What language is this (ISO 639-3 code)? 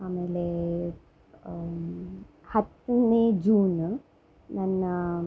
kan